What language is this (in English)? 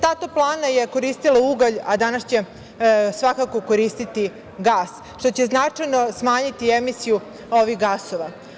Serbian